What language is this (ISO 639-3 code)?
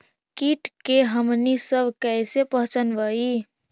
mag